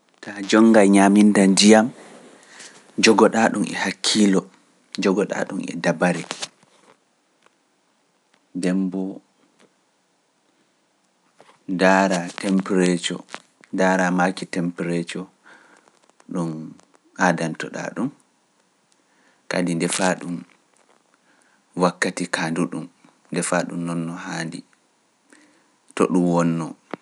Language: Pular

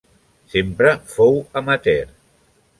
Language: Catalan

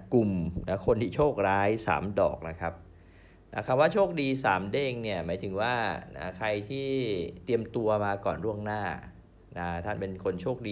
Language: Thai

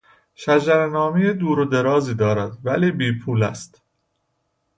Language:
Persian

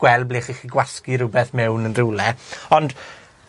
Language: Welsh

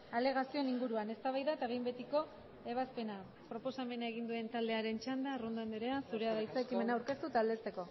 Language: Basque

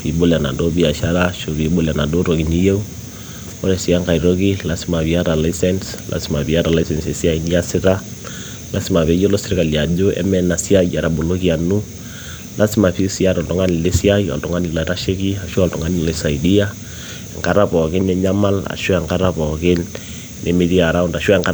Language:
Masai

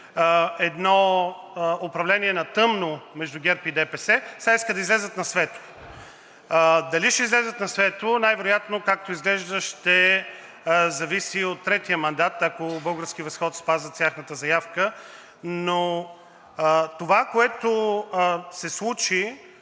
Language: Bulgarian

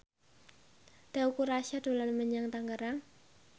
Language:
Javanese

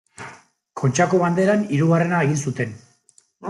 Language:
Basque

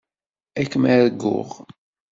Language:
Kabyle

